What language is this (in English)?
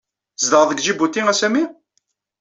Kabyle